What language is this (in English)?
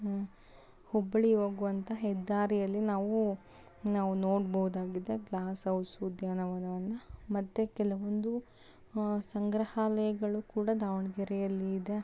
Kannada